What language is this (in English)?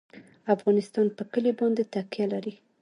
Pashto